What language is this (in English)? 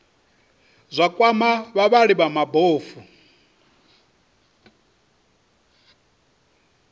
Venda